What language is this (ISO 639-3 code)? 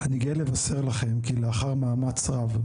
heb